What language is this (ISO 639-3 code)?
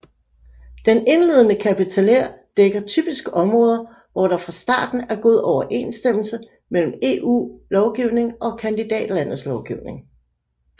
dan